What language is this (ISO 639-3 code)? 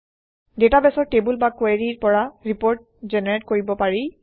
asm